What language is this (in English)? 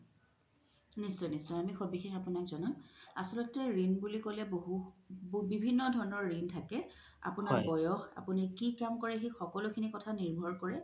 Assamese